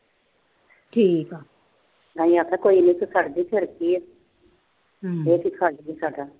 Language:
Punjabi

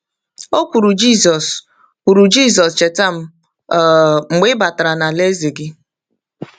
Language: Igbo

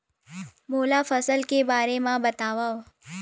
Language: Chhattisgarhi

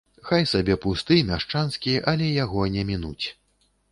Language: Belarusian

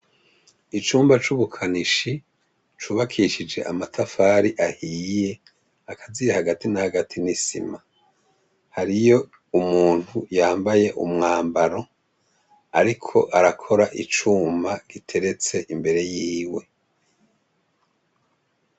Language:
Rundi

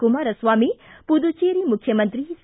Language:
Kannada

